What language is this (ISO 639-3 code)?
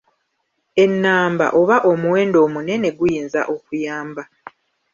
lug